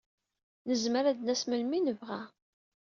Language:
Kabyle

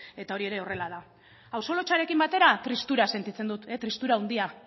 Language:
Basque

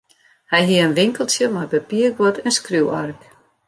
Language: Western Frisian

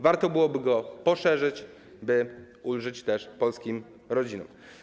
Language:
Polish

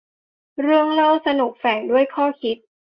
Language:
Thai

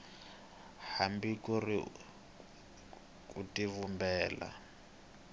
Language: Tsonga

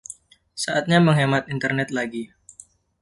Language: Indonesian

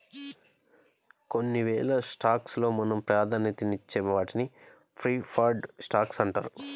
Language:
Telugu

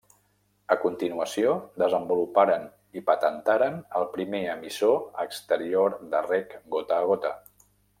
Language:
Catalan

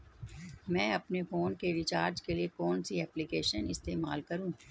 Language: Hindi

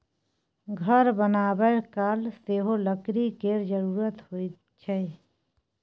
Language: Maithili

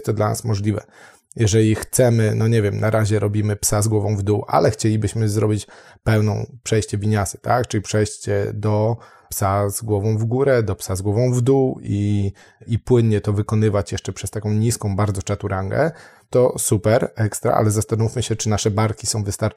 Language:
Polish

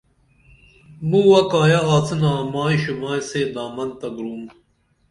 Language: Dameli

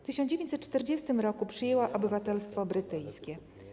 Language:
Polish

